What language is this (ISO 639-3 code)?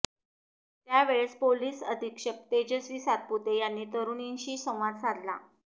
mar